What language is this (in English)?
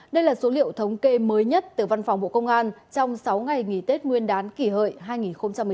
Vietnamese